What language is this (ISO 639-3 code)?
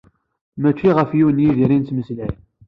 kab